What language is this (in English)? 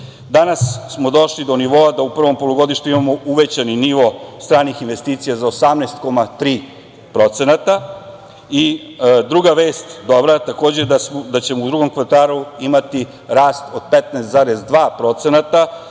Serbian